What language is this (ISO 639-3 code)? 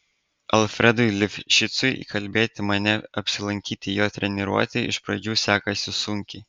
lit